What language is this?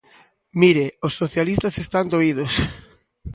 Galician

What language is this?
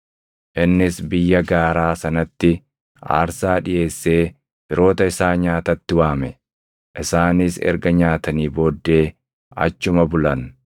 Oromo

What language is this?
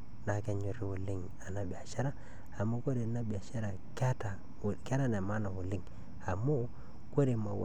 Masai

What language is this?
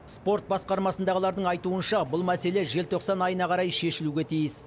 Kazakh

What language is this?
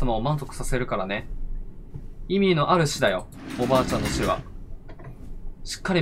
Japanese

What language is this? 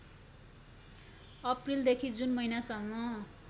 Nepali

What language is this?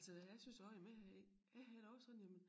Danish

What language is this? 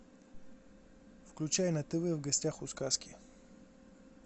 Russian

